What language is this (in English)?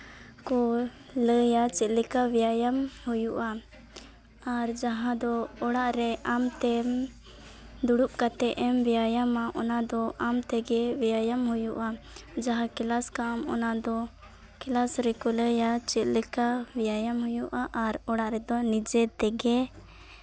Santali